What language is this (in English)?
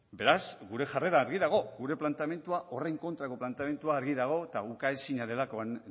Basque